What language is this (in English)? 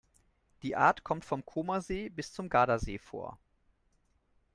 German